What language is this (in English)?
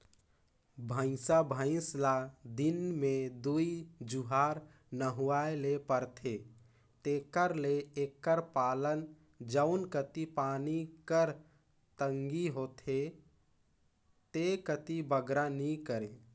Chhattisgarhi